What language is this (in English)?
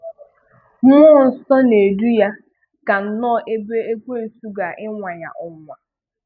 Igbo